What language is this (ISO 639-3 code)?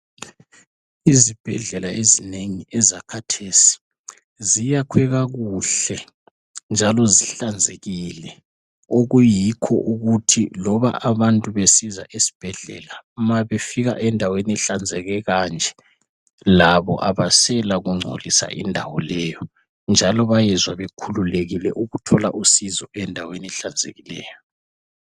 nde